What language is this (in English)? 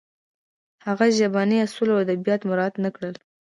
Pashto